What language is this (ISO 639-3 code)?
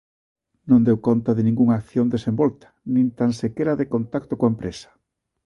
glg